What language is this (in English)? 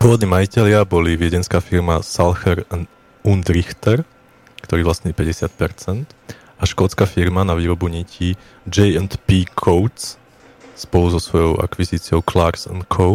Slovak